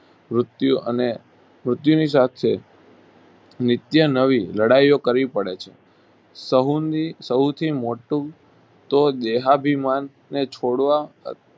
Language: Gujarati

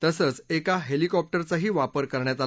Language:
Marathi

